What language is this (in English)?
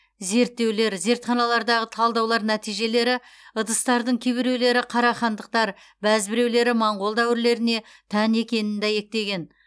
Kazakh